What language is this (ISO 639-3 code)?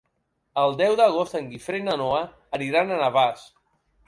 cat